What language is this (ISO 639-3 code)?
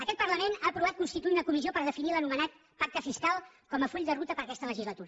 cat